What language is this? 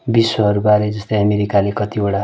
Nepali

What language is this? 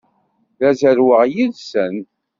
Kabyle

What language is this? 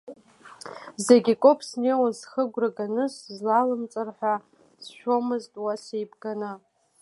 Abkhazian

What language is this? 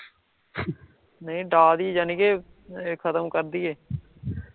Punjabi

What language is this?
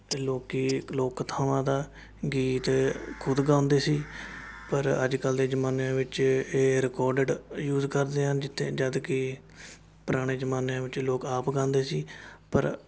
Punjabi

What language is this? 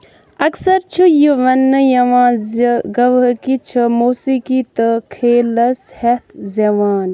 Kashmiri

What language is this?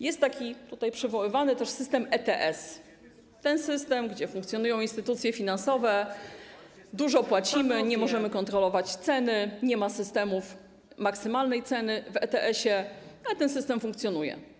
Polish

